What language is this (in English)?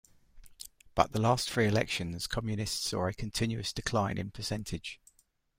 English